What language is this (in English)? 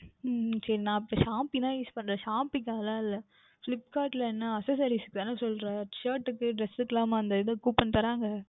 Tamil